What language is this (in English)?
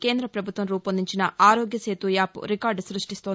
Telugu